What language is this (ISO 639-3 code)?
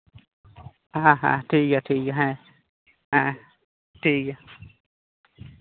sat